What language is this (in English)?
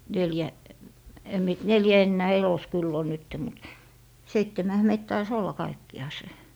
Finnish